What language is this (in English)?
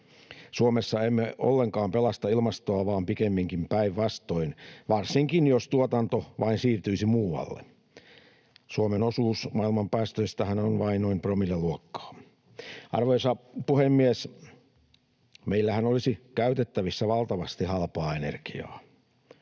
Finnish